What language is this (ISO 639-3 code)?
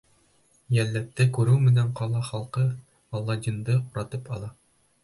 bak